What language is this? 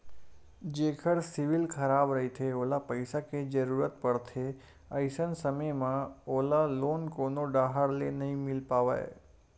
Chhattisgarhi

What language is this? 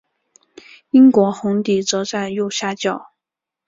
Chinese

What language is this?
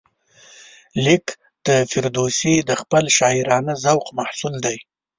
Pashto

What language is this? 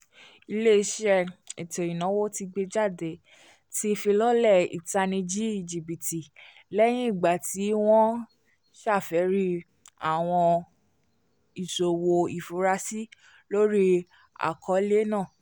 Yoruba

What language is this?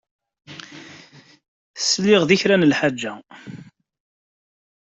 Kabyle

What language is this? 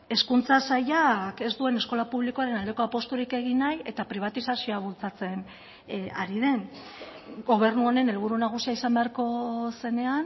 Basque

